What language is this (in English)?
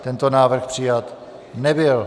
Czech